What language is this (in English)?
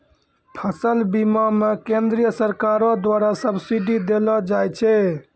Maithili